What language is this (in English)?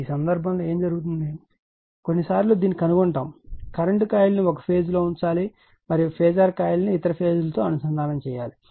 Telugu